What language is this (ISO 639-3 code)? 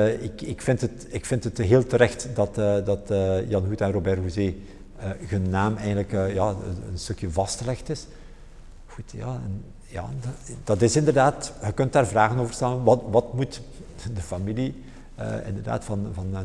nld